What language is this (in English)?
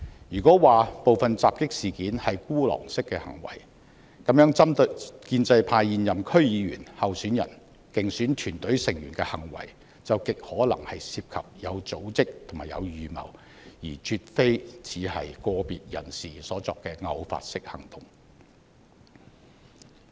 Cantonese